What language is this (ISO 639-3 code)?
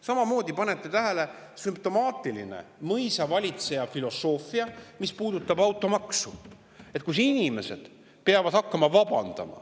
est